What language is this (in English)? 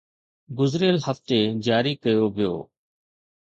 Sindhi